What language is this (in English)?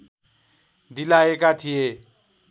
Nepali